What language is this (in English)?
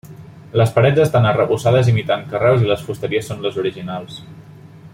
Catalan